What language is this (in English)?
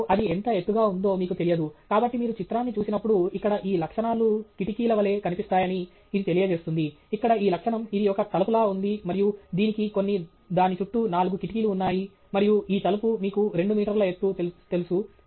Telugu